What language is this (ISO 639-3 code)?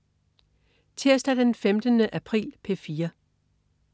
dan